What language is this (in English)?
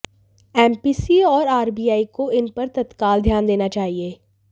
Hindi